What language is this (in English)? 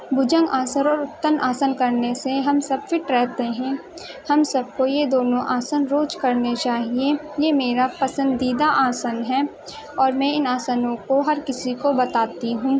Urdu